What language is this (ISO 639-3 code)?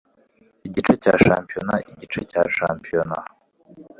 kin